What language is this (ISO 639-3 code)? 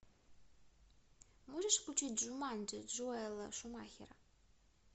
rus